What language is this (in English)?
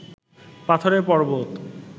Bangla